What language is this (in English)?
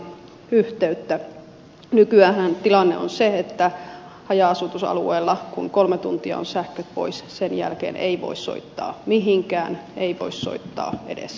Finnish